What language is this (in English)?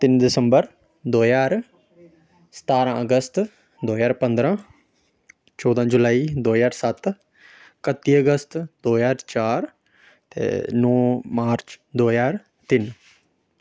Dogri